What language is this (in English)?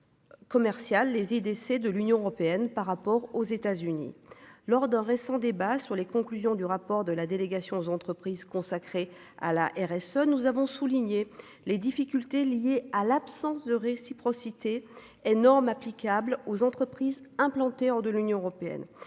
French